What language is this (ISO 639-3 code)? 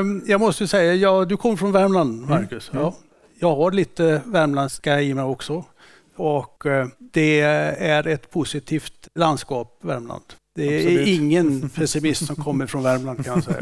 swe